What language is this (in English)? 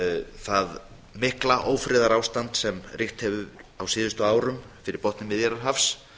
Icelandic